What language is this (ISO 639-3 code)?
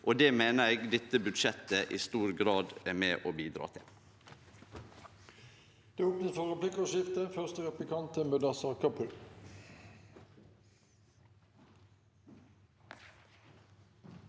nor